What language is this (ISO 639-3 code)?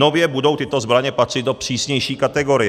ces